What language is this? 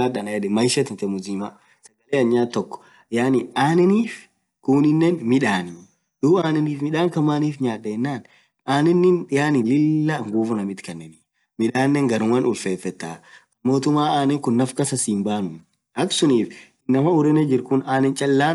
Orma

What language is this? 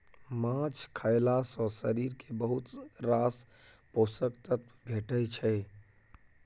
Maithili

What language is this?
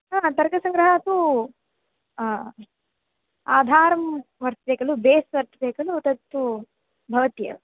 Sanskrit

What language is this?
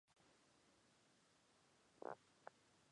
Chinese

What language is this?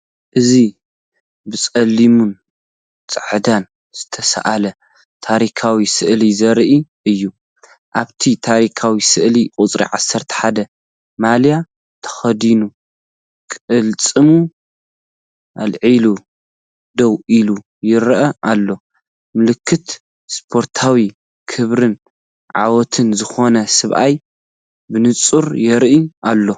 Tigrinya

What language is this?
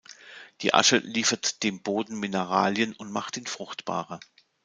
German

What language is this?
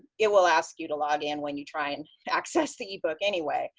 English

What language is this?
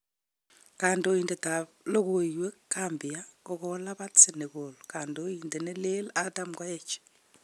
Kalenjin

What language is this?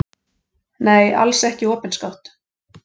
Icelandic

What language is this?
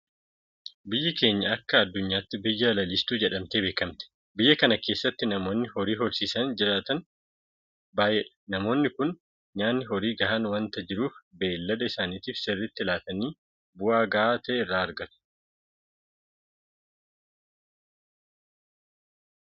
Oromo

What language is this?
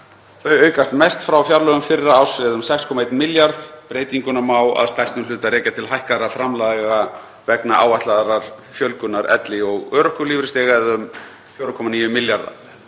Icelandic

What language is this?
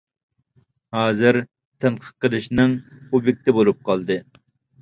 Uyghur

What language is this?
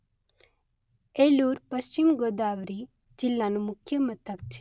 Gujarati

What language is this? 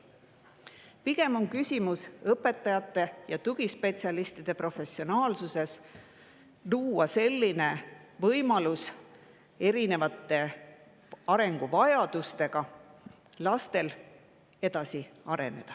Estonian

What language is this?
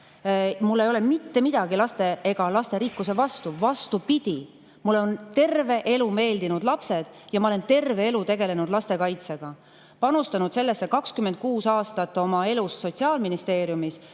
Estonian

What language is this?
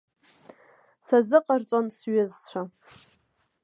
Abkhazian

